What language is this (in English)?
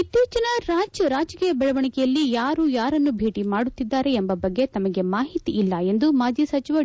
Kannada